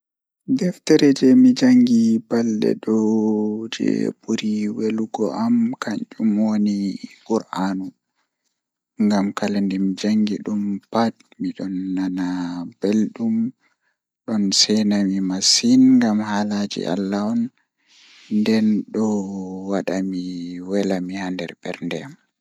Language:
Fula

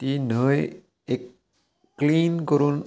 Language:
Konkani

